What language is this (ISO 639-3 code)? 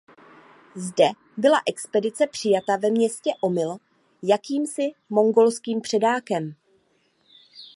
ces